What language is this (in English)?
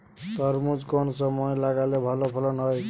Bangla